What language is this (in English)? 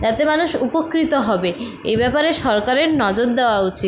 Bangla